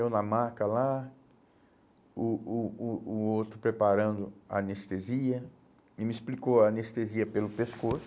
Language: Portuguese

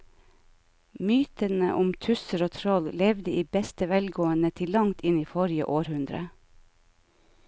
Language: Norwegian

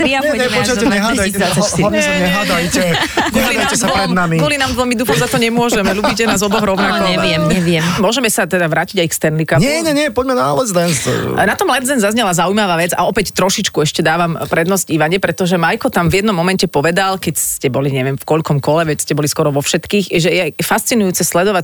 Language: Slovak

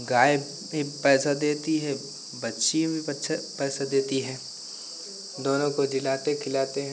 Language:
Hindi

